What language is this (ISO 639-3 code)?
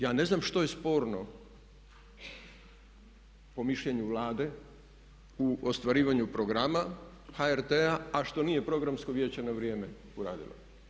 hrv